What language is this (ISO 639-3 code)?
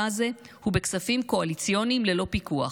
heb